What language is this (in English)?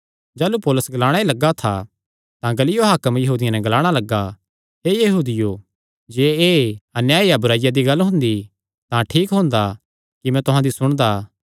Kangri